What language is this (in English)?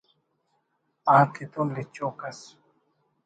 Brahui